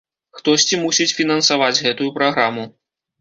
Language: Belarusian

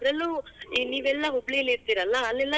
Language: Kannada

